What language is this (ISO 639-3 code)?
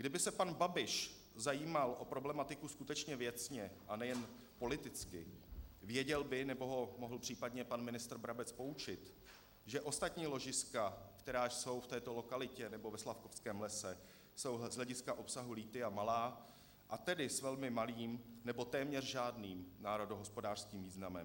ces